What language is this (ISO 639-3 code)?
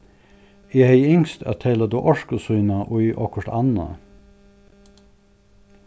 fao